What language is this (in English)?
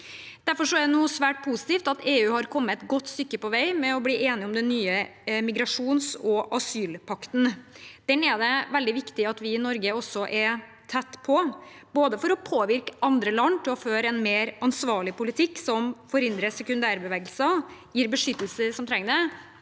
Norwegian